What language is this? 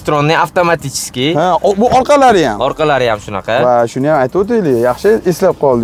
Turkish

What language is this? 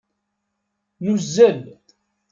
Kabyle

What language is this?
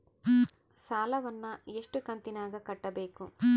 Kannada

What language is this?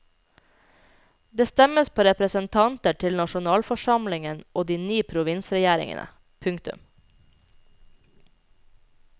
Norwegian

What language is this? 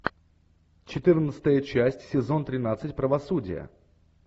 Russian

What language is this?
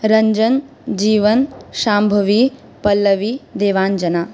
Sanskrit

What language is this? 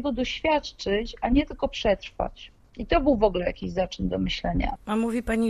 Polish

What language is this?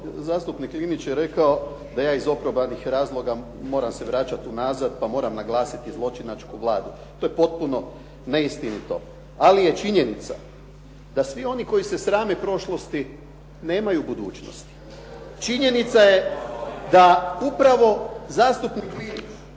Croatian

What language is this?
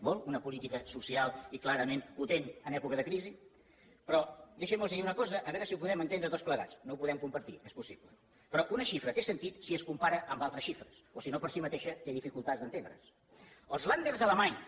Catalan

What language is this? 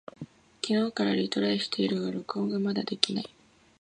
Japanese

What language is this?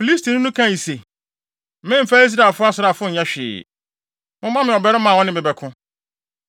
Akan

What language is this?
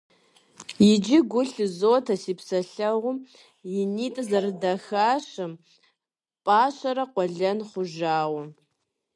Kabardian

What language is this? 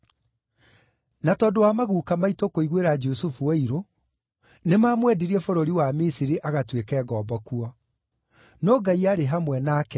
Kikuyu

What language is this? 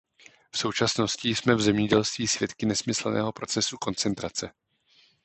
Czech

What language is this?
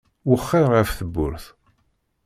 Kabyle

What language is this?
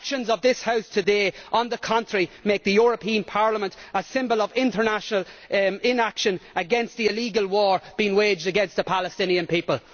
English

